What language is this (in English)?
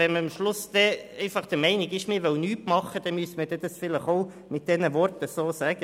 Swiss German